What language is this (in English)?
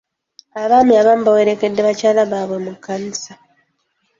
Ganda